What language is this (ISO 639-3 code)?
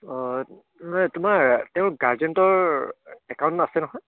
asm